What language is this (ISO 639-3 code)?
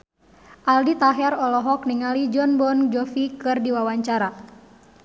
sun